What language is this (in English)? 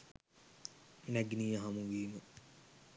Sinhala